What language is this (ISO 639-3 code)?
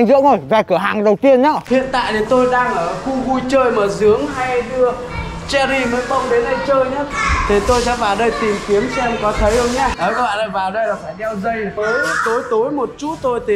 vie